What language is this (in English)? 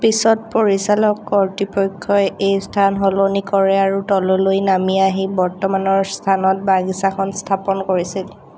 Assamese